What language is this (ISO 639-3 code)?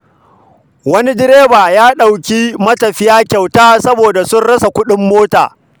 hau